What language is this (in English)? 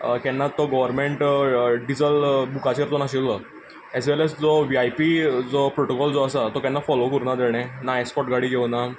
Konkani